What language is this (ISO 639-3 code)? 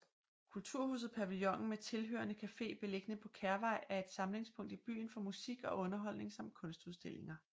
dan